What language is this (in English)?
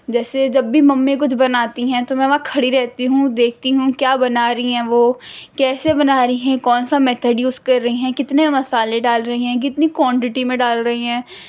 Urdu